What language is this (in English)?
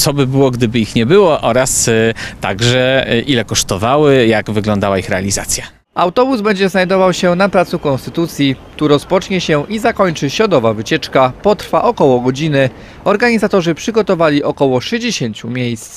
Polish